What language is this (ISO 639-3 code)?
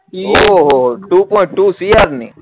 guj